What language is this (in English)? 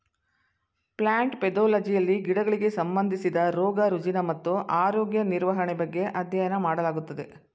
Kannada